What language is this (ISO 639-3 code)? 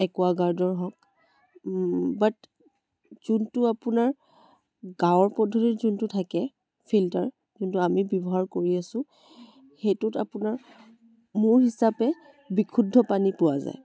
asm